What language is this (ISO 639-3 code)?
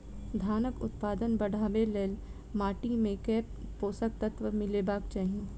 mai